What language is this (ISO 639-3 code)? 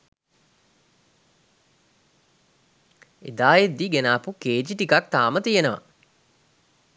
sin